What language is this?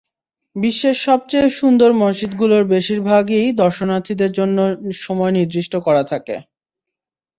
Bangla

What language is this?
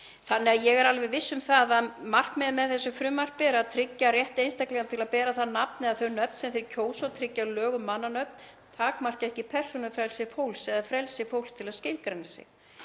Icelandic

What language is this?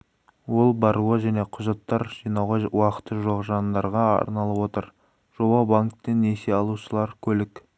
Kazakh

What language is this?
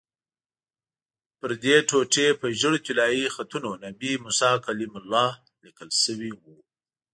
Pashto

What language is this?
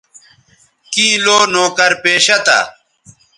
Bateri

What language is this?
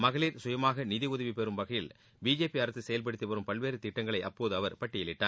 Tamil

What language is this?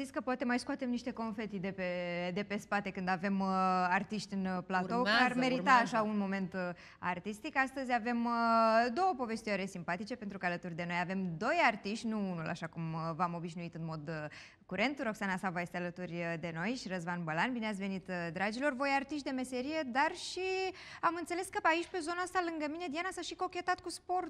Romanian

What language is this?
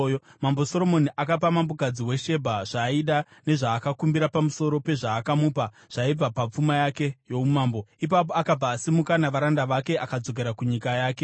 Shona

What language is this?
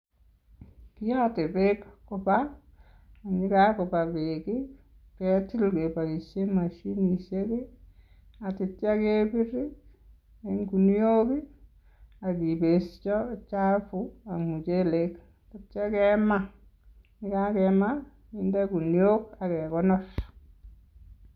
Kalenjin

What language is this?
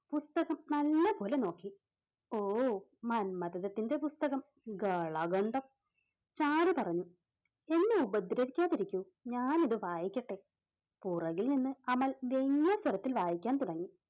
Malayalam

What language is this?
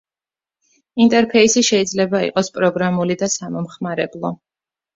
Georgian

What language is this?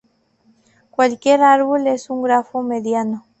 Spanish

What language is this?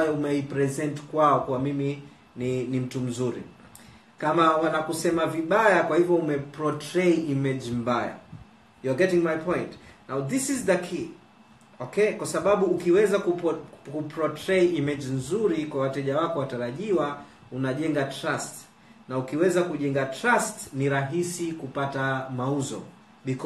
Swahili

